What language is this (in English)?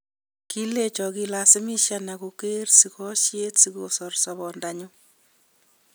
Kalenjin